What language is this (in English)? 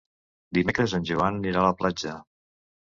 Catalan